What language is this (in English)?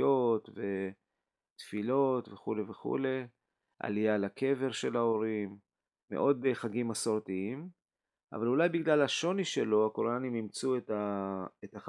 Hebrew